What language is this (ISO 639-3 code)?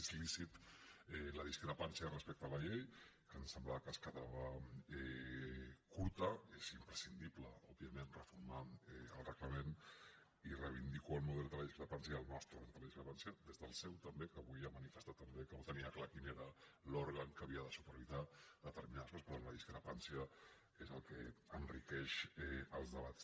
cat